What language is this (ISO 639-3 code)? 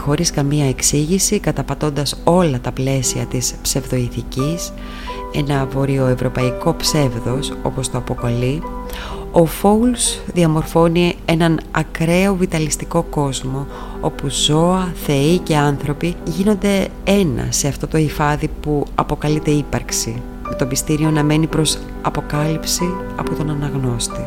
ell